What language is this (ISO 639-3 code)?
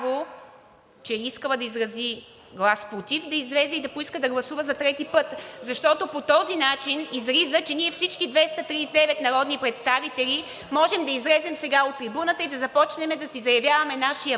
bul